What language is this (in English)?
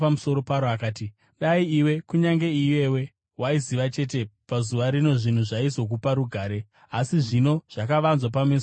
Shona